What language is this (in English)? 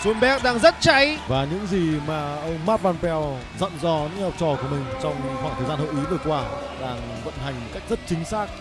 Vietnamese